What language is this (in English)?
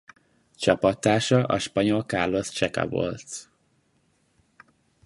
Hungarian